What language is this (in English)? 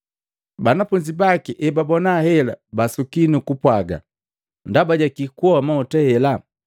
Matengo